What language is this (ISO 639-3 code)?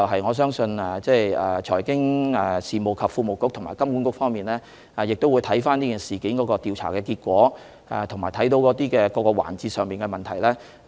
yue